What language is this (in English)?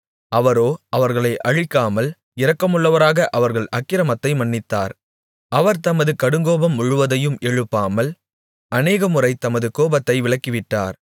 Tamil